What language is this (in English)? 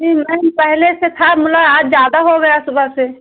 Hindi